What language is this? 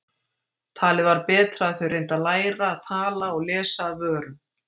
Icelandic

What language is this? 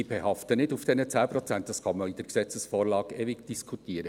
Swiss German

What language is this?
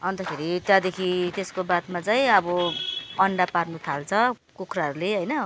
Nepali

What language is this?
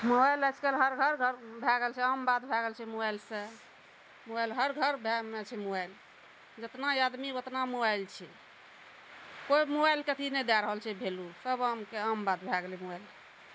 Maithili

